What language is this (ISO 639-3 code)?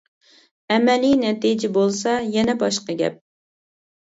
uig